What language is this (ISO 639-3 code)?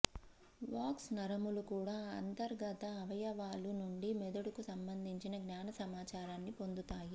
tel